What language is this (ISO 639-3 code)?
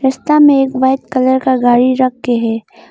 hin